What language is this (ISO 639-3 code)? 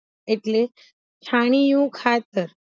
guj